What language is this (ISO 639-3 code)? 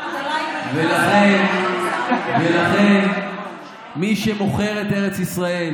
heb